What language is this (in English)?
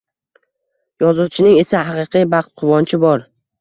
Uzbek